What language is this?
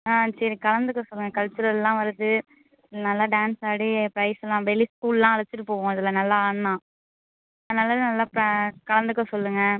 Tamil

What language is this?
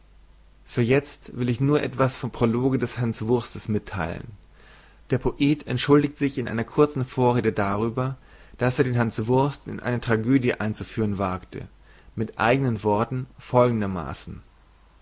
German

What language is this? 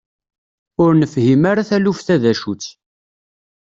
Kabyle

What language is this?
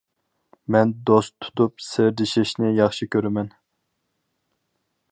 Uyghur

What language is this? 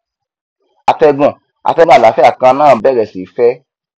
Yoruba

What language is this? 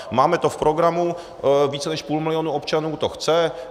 Czech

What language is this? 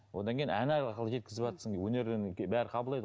Kazakh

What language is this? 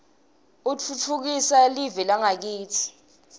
Swati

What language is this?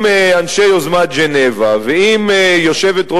Hebrew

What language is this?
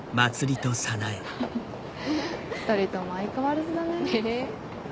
Japanese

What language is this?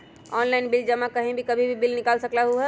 Magahi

